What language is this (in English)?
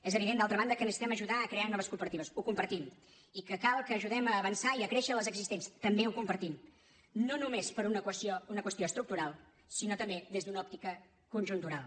Catalan